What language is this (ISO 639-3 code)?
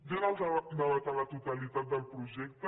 cat